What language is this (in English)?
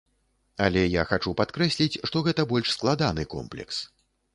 Belarusian